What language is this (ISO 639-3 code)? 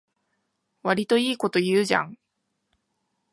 jpn